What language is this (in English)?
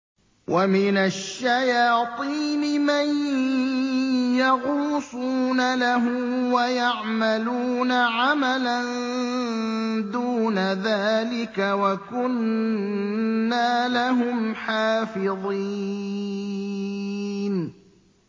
Arabic